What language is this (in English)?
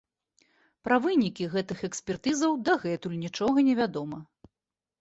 Belarusian